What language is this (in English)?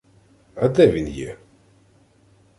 Ukrainian